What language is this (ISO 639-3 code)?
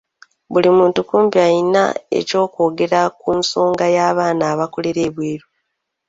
lug